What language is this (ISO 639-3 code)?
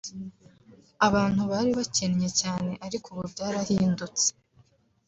kin